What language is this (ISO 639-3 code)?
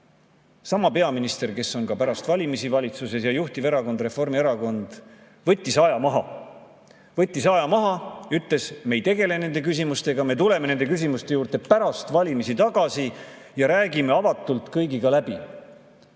est